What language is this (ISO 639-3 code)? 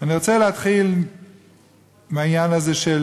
heb